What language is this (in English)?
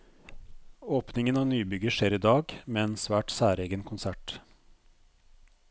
Norwegian